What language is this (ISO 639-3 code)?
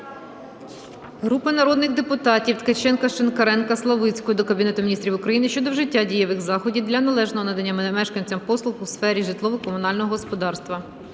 ukr